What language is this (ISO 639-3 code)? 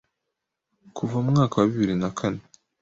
kin